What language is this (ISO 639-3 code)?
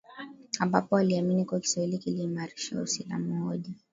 swa